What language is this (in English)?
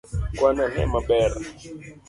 Luo (Kenya and Tanzania)